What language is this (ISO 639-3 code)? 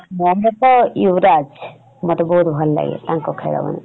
ori